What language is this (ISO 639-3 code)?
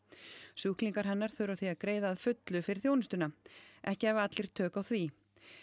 isl